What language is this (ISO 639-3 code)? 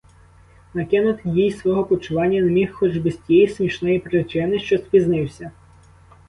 ukr